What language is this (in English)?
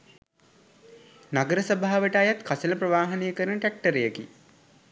Sinhala